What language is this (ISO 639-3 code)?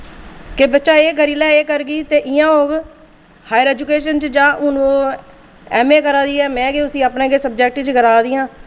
doi